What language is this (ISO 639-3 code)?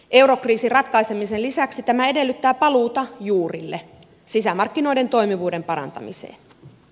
fin